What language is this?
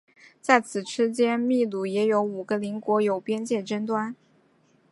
Chinese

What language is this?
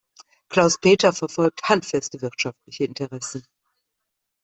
German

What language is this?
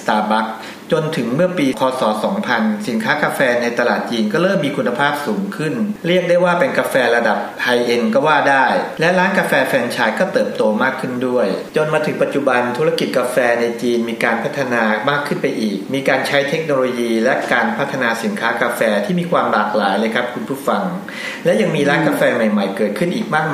Thai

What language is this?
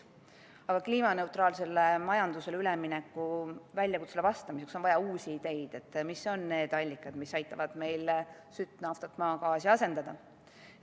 Estonian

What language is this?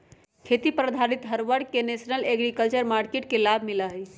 Magahi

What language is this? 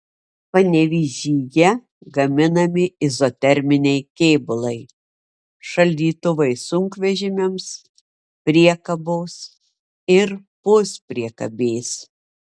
Lithuanian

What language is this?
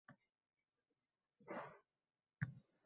Uzbek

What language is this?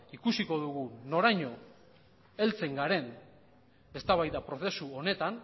Basque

